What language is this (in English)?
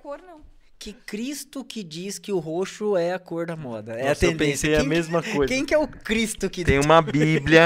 Portuguese